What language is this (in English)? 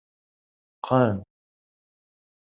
Kabyle